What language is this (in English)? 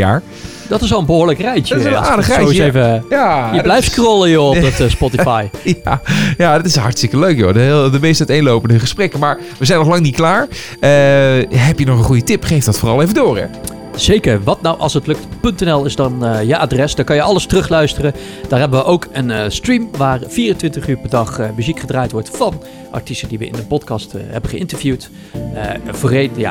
Dutch